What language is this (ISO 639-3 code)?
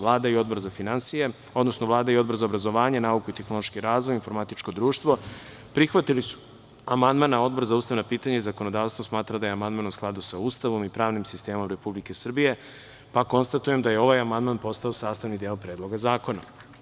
srp